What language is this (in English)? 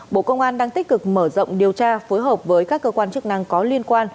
Vietnamese